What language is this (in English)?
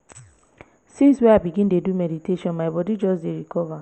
Nigerian Pidgin